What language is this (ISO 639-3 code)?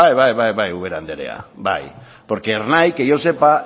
eus